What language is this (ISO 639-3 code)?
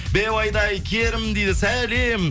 kaz